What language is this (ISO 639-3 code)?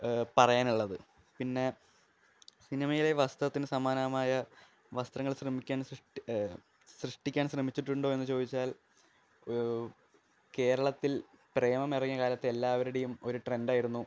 mal